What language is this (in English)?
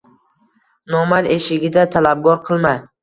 Uzbek